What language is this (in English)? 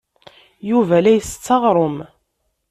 Kabyle